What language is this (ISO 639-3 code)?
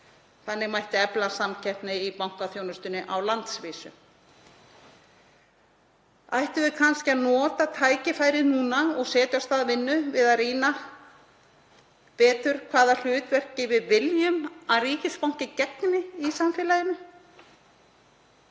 isl